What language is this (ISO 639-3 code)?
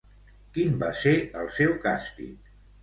cat